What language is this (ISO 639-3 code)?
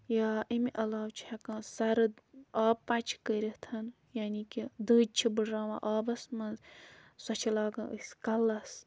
kas